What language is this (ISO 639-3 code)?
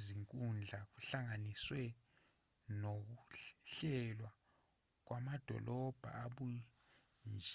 zul